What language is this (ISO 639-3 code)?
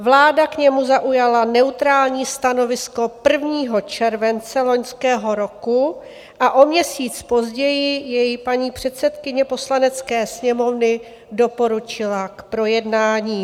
ces